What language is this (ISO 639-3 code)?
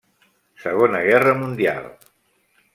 cat